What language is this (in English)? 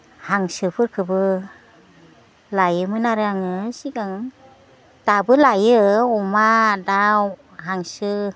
Bodo